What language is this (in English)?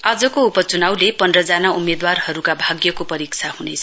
Nepali